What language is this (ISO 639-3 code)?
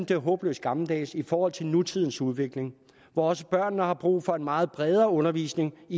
dan